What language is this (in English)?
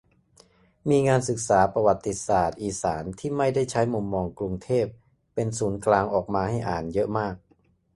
Thai